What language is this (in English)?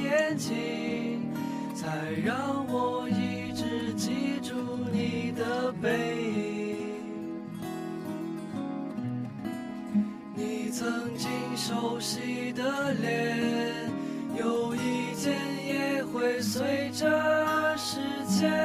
Chinese